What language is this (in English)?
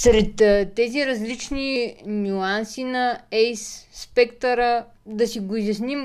Bulgarian